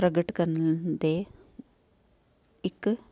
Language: Punjabi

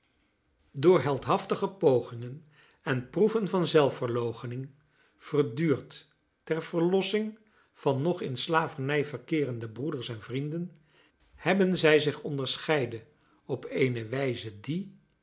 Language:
Dutch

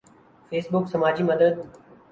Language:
Urdu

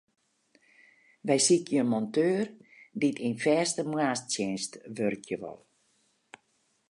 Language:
Western Frisian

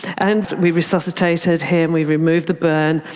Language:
English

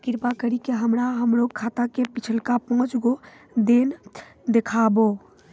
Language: Maithili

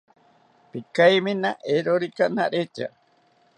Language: South Ucayali Ashéninka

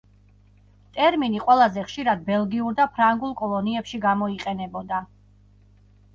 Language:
Georgian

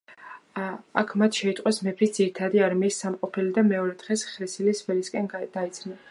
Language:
Georgian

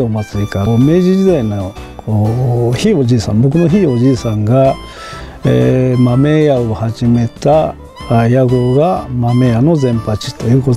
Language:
Japanese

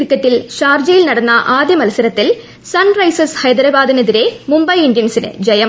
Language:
Malayalam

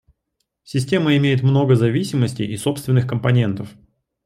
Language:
Russian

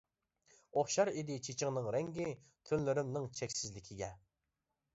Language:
Uyghur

